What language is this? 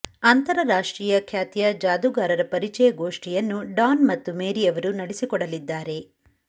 Kannada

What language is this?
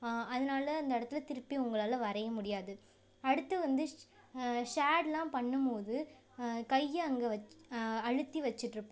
Tamil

